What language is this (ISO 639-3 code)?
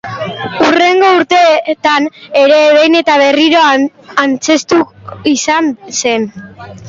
eus